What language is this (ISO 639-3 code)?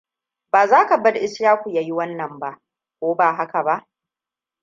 hau